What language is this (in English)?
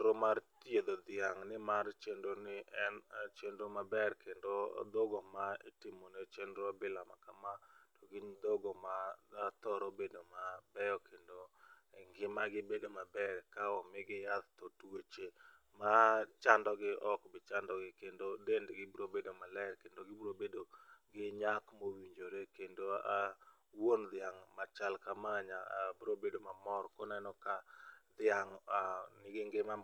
Luo (Kenya and Tanzania)